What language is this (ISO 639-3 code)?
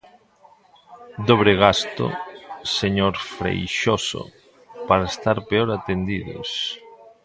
glg